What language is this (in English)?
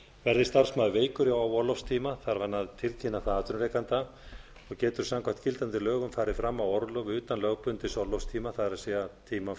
Icelandic